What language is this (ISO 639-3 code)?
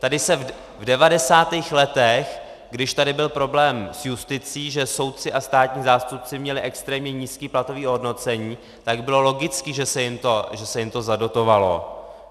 ces